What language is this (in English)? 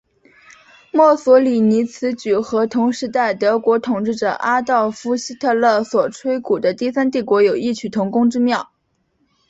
Chinese